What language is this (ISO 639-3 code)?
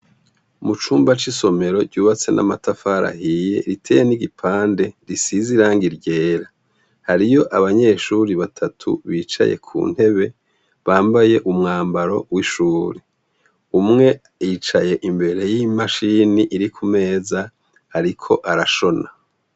run